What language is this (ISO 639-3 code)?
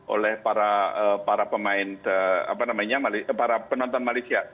ind